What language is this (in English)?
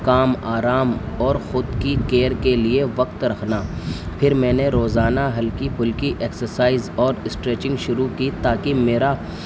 Urdu